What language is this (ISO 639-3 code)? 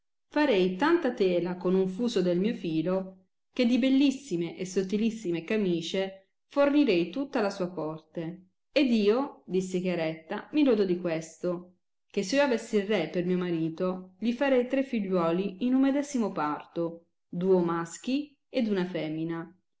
ita